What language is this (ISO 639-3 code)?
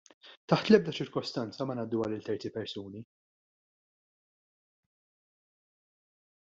mlt